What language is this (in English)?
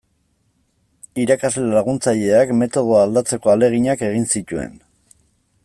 Basque